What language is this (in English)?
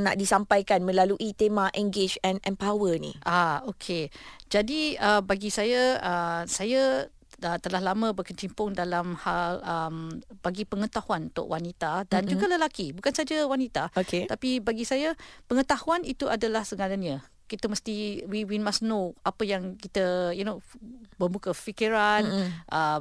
Malay